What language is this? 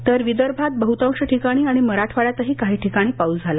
Marathi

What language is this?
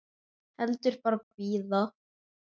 Icelandic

